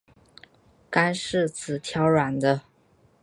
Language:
Chinese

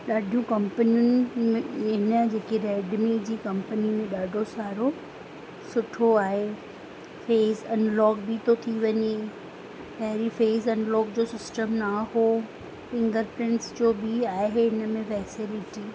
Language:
Sindhi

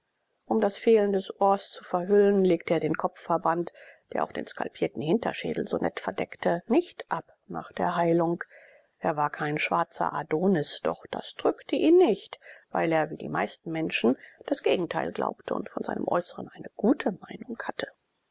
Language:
German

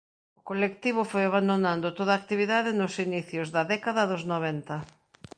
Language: Galician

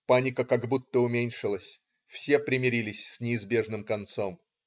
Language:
Russian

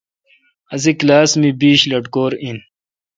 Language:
Kalkoti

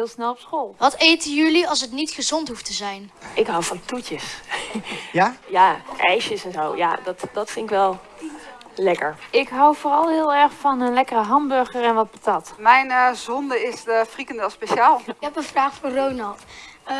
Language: Dutch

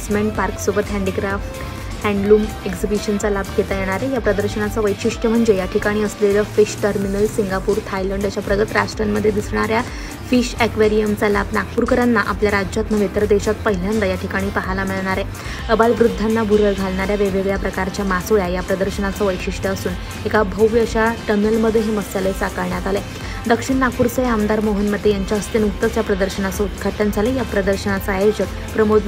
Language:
Romanian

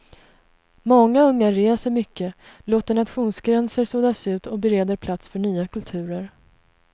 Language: Swedish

